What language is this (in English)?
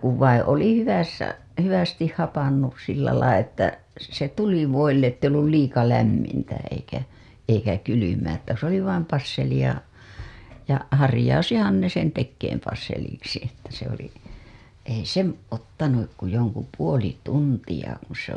Finnish